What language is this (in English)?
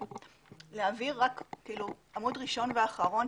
Hebrew